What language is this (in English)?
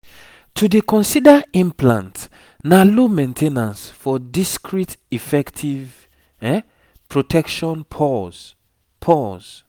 Nigerian Pidgin